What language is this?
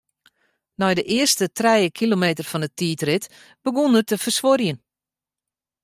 Western Frisian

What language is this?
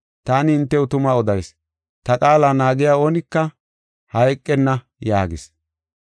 Gofa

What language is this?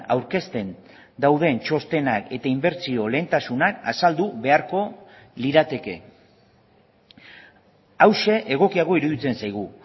Basque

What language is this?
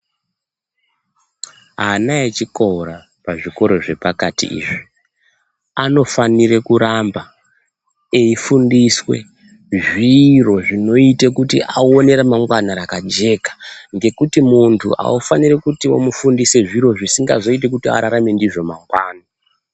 Ndau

